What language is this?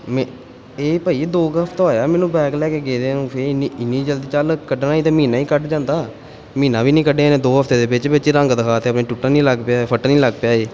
Punjabi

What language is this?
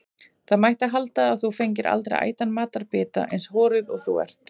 Icelandic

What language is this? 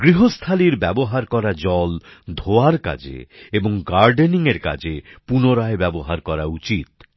Bangla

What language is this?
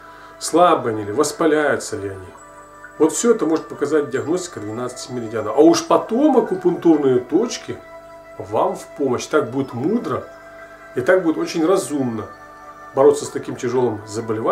Russian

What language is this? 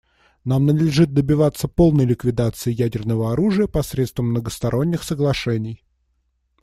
Russian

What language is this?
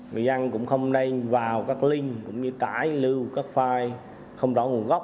Vietnamese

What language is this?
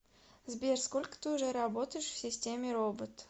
Russian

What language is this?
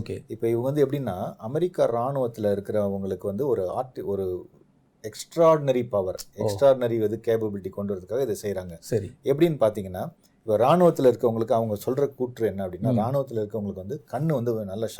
Tamil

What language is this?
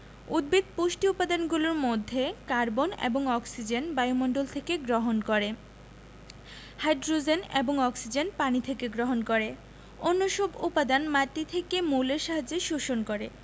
Bangla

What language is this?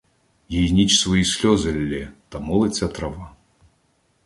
Ukrainian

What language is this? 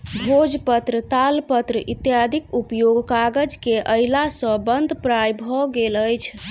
Maithili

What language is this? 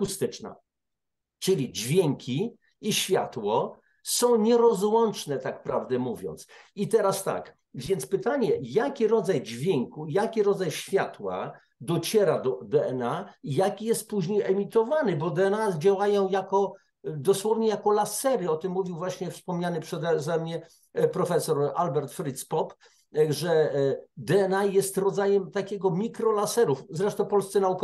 Polish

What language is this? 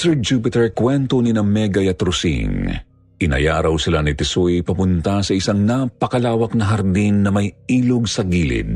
Filipino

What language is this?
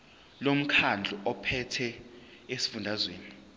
Zulu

